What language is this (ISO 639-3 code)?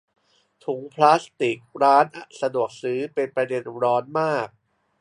tha